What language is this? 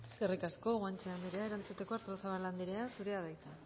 Basque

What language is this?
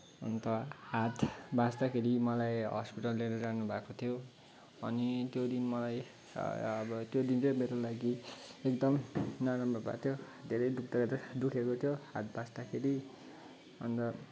Nepali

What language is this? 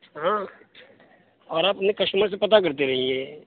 Urdu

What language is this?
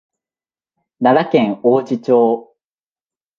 Japanese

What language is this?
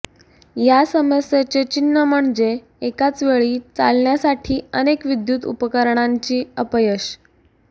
Marathi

